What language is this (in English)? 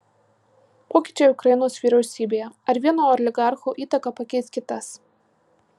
Lithuanian